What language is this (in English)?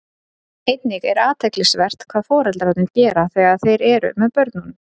Icelandic